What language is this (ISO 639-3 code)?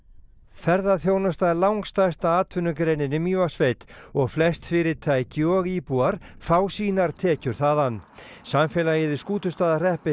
isl